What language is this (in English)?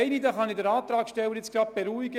Swiss German